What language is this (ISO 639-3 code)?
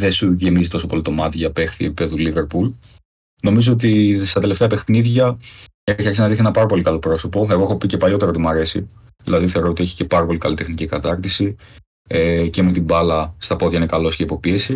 ell